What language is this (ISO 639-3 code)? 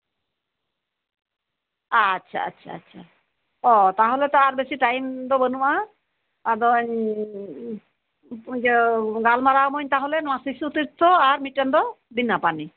sat